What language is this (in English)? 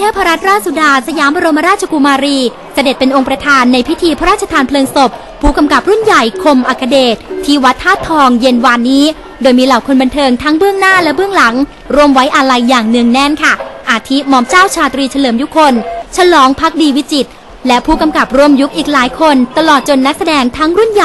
Thai